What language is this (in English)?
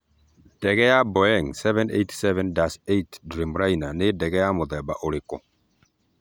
Kikuyu